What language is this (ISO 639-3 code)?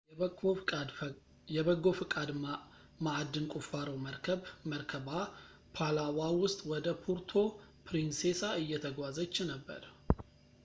amh